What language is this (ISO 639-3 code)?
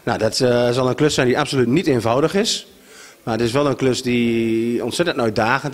nld